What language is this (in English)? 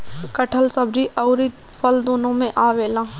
Bhojpuri